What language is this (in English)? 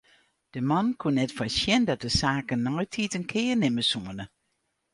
Western Frisian